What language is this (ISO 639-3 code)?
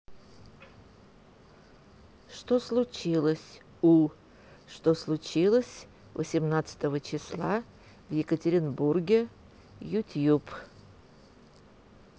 rus